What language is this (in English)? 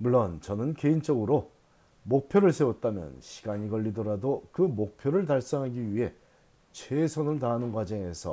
Korean